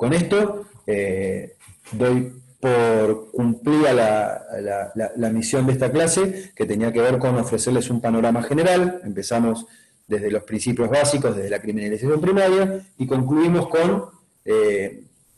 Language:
Spanish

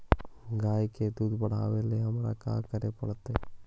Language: Magahi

